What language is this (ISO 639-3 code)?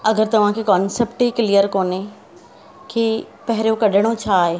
snd